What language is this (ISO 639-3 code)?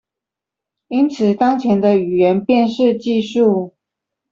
zho